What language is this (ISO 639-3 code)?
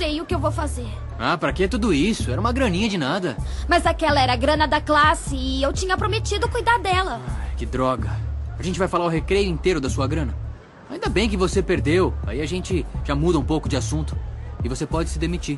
por